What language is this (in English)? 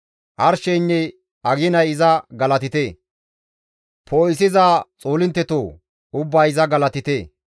Gamo